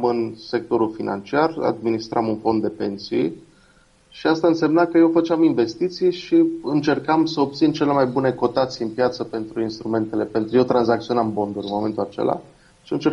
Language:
Romanian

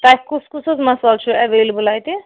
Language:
Kashmiri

